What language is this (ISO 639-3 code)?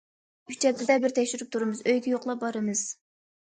uig